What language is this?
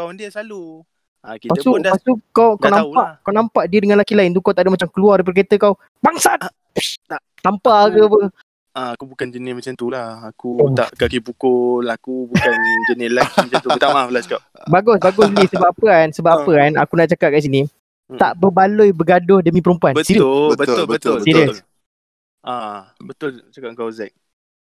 Malay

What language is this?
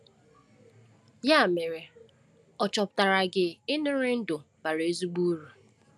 Igbo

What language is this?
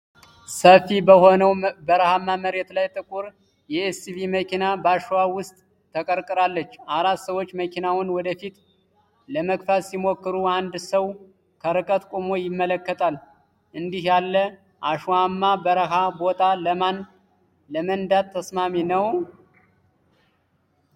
Amharic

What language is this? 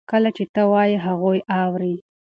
Pashto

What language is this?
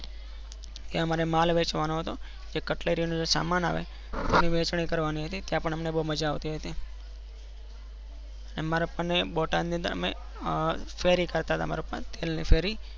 Gujarati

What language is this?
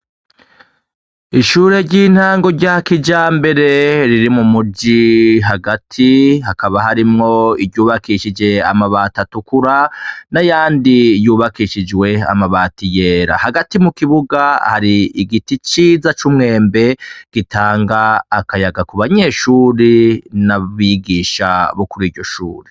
Rundi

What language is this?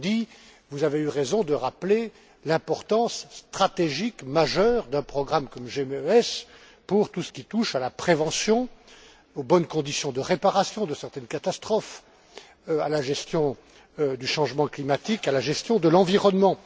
French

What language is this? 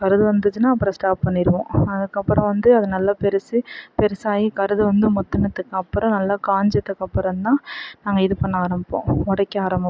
Tamil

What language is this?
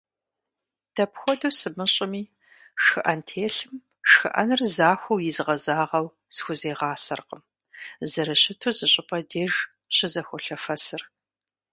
Kabardian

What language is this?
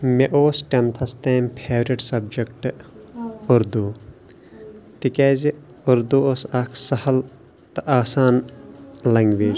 Kashmiri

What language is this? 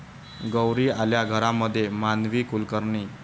Marathi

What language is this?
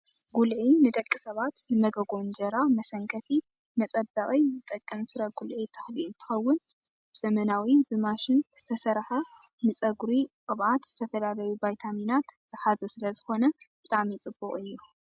Tigrinya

